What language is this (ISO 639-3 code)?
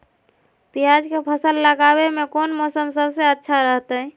mag